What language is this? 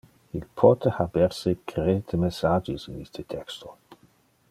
Interlingua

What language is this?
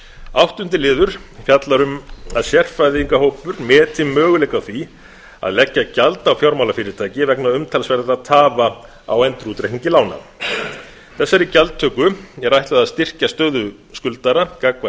Icelandic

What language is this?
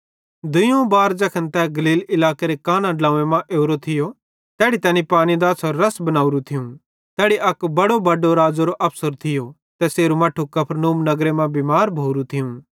Bhadrawahi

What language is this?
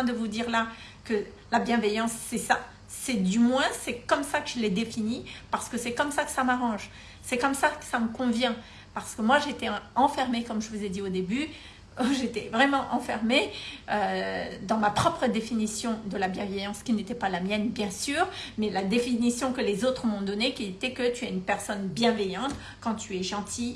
French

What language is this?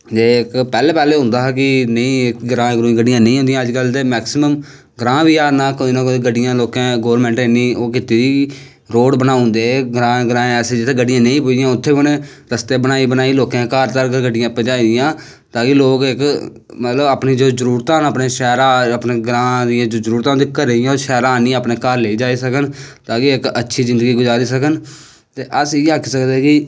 Dogri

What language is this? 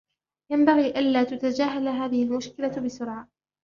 Arabic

